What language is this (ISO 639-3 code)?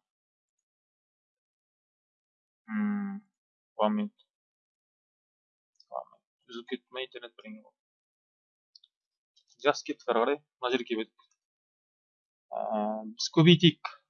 tur